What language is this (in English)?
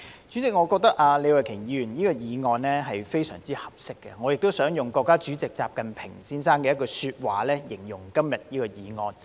Cantonese